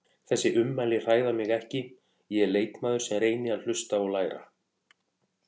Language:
Icelandic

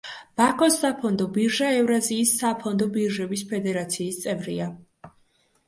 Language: Georgian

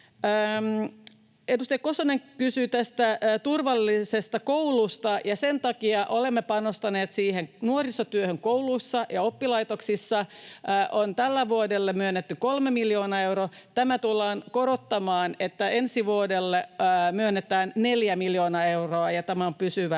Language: Finnish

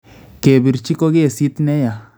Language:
Kalenjin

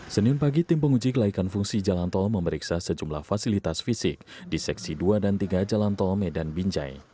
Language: Indonesian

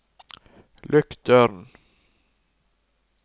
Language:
Norwegian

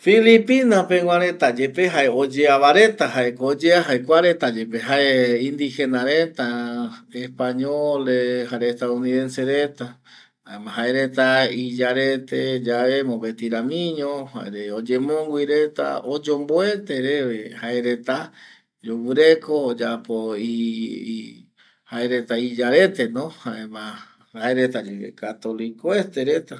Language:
Eastern Bolivian Guaraní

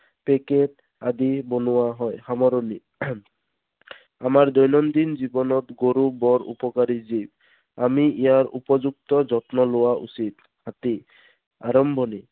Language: Assamese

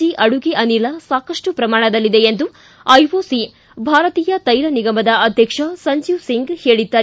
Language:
Kannada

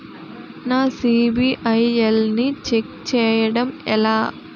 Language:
Telugu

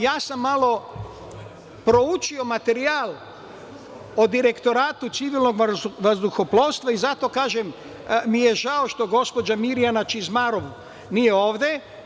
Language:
Serbian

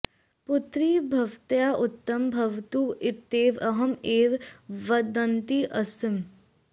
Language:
Sanskrit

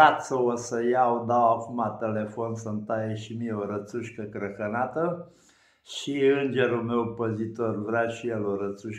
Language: Romanian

